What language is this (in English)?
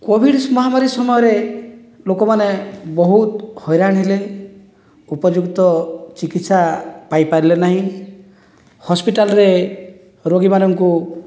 Odia